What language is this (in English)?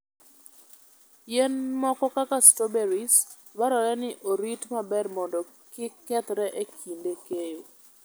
Luo (Kenya and Tanzania)